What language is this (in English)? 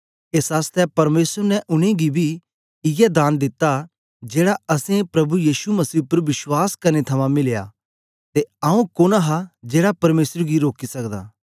Dogri